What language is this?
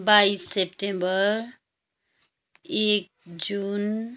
Nepali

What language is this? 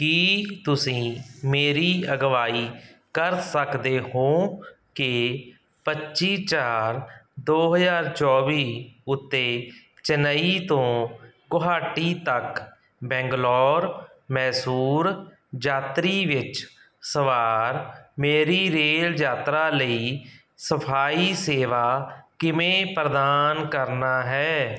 Punjabi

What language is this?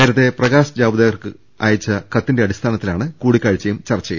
Malayalam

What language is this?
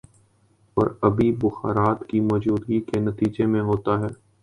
Urdu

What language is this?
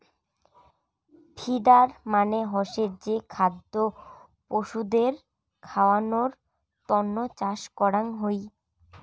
Bangla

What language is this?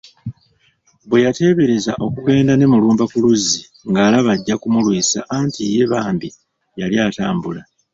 Ganda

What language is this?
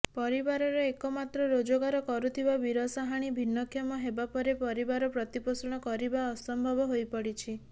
Odia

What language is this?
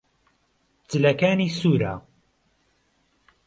Central Kurdish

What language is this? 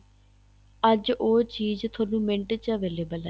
Punjabi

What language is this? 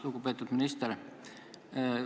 Estonian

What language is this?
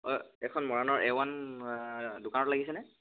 Assamese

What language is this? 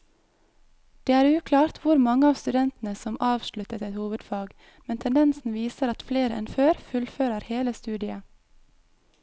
Norwegian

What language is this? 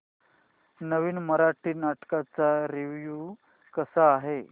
Marathi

